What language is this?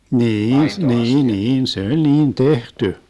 Finnish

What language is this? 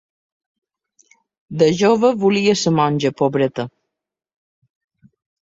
Catalan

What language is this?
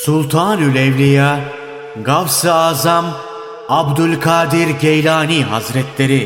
Turkish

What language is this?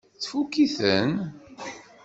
Kabyle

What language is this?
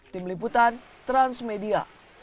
Indonesian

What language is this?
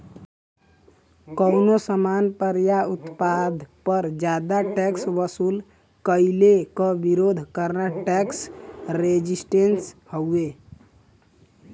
Bhojpuri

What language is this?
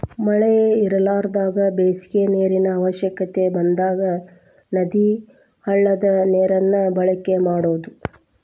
Kannada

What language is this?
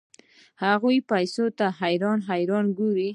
Pashto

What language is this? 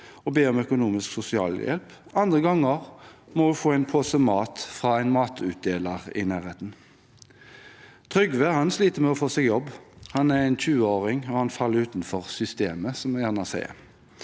Norwegian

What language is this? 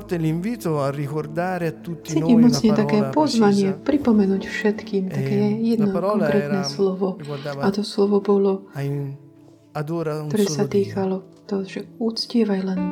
Slovak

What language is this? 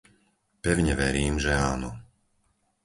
Slovak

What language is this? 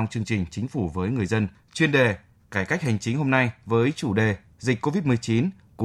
Vietnamese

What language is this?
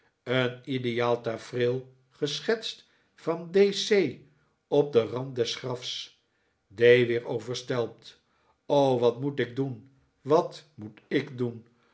Dutch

